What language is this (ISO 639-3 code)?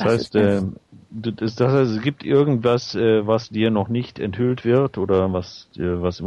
deu